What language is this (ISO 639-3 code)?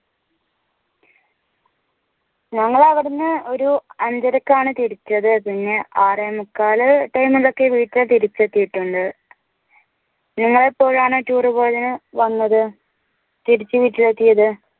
mal